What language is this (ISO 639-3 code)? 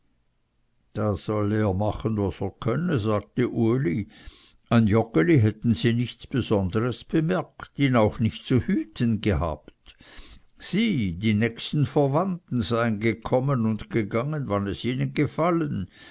deu